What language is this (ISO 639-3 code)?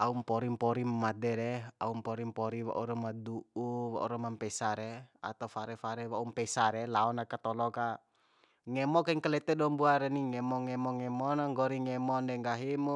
bhp